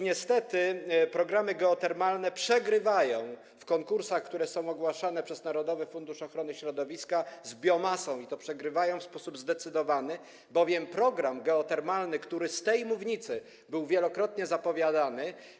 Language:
Polish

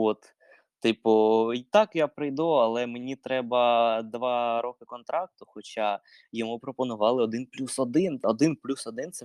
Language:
Ukrainian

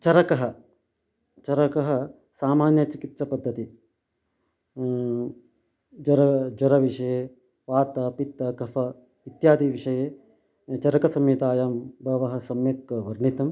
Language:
Sanskrit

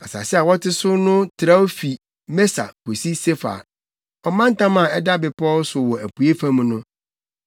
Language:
Akan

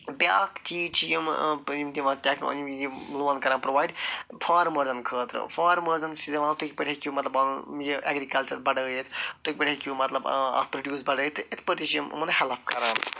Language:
Kashmiri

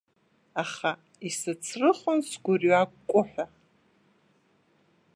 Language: Abkhazian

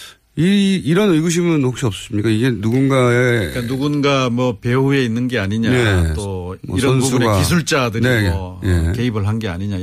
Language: Korean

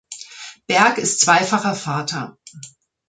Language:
German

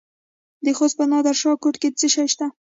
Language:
Pashto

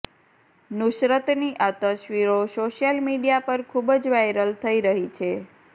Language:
Gujarati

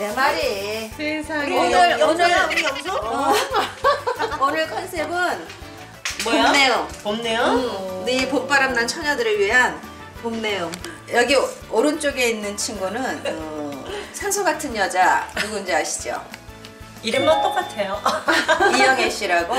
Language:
Korean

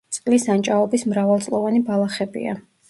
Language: Georgian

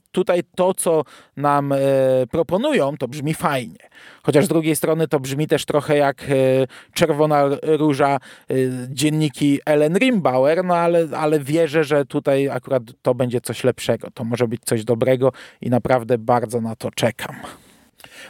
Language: Polish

